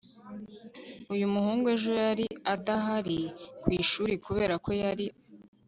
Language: Kinyarwanda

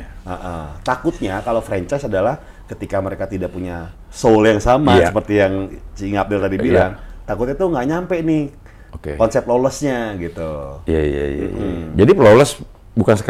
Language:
Indonesian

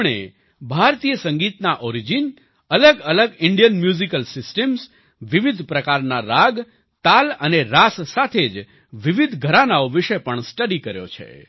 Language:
Gujarati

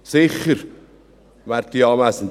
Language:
Swiss German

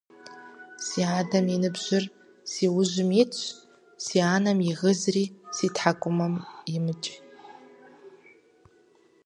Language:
Kabardian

